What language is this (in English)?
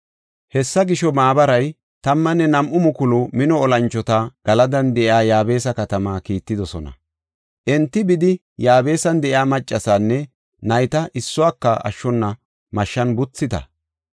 Gofa